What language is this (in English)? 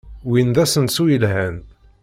Kabyle